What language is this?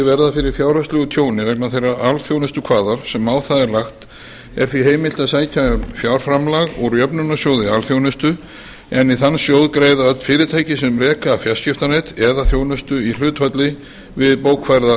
Icelandic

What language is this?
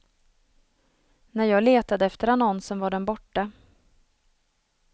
Swedish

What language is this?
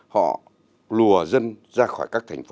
Vietnamese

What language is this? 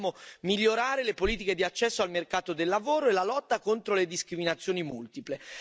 Italian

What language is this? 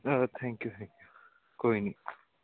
Punjabi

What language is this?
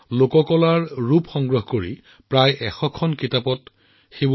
Assamese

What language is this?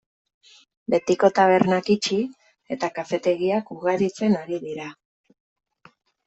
Basque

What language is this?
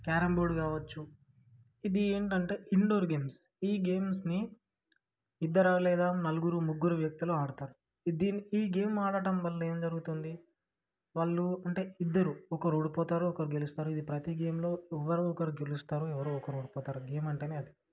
Telugu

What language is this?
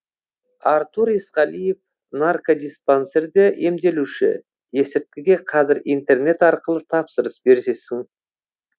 Kazakh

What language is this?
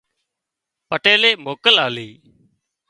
Wadiyara Koli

